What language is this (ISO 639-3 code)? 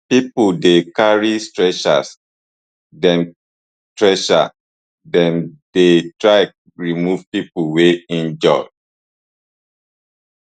pcm